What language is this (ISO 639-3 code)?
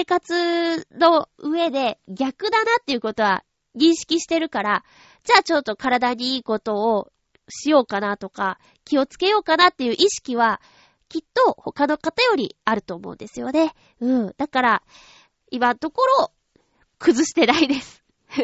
jpn